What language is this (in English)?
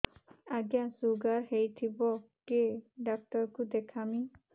Odia